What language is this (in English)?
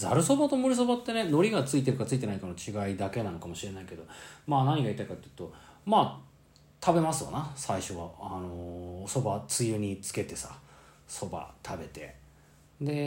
Japanese